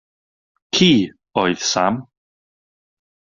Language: Welsh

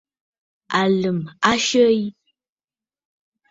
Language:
Bafut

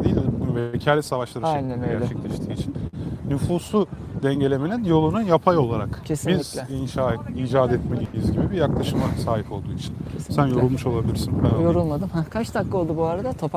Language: Turkish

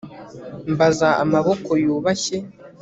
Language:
Kinyarwanda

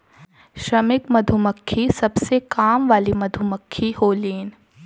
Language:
Bhojpuri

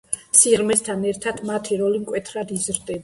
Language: Georgian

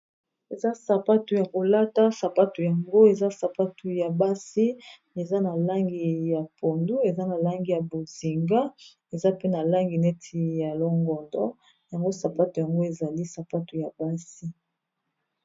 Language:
Lingala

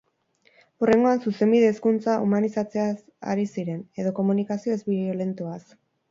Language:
Basque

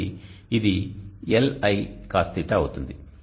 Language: Telugu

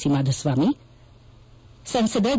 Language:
Kannada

